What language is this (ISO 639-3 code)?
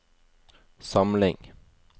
nor